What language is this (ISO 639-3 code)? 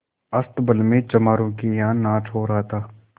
hin